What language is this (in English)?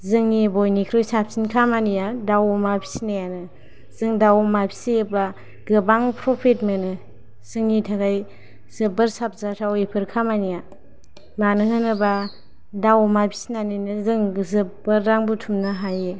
Bodo